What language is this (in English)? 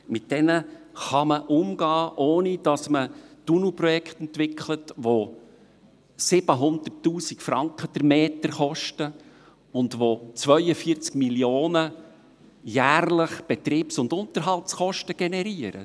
Swiss German